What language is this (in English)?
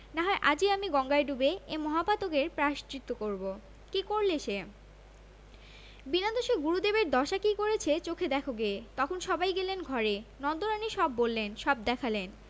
Bangla